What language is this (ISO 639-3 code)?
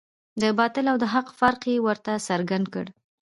pus